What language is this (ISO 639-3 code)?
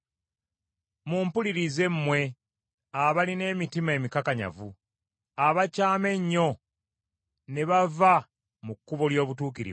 lug